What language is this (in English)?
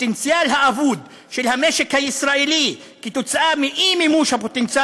Hebrew